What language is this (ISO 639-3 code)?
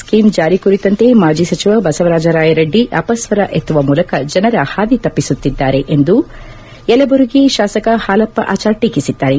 kan